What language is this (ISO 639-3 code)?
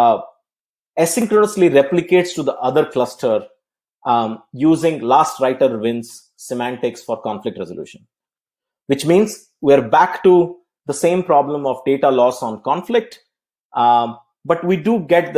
eng